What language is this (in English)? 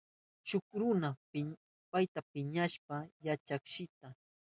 Southern Pastaza Quechua